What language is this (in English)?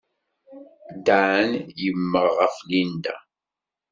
Kabyle